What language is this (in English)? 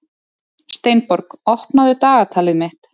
Icelandic